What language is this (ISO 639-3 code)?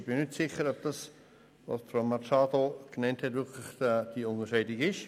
gsw